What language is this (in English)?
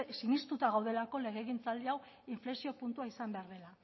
Basque